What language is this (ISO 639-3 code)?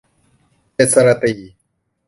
tha